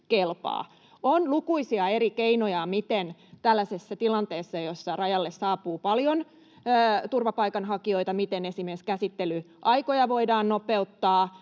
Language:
Finnish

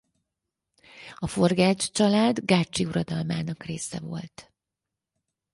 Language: Hungarian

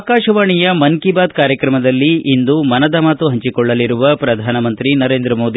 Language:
Kannada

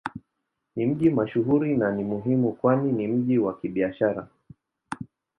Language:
Swahili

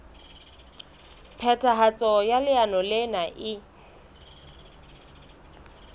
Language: Southern Sotho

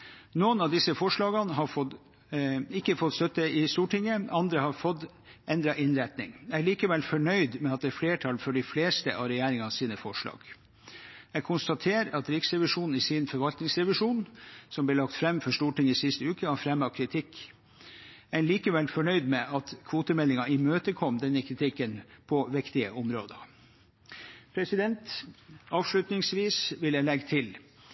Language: Norwegian Bokmål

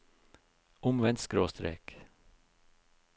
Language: Norwegian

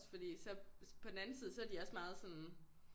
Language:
Danish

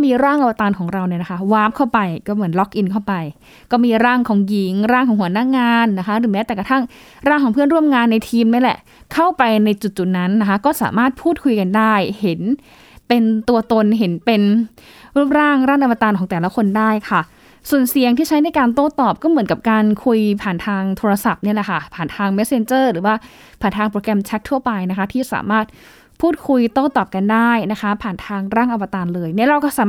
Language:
Thai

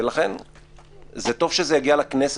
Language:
Hebrew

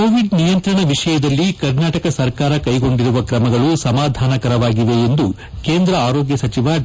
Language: Kannada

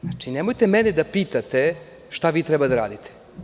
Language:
Serbian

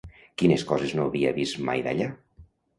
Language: Catalan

